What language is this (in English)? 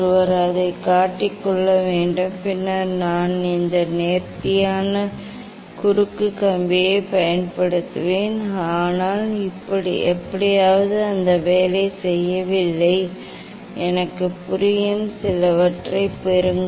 Tamil